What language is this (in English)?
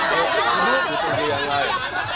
Indonesian